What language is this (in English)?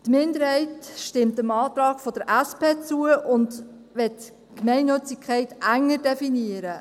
Swiss German